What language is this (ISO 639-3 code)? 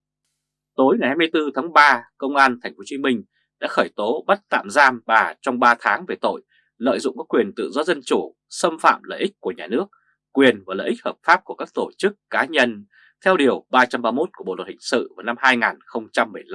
vie